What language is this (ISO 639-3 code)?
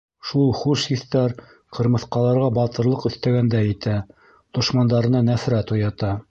bak